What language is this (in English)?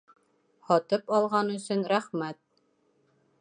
Bashkir